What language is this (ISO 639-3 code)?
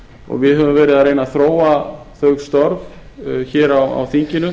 isl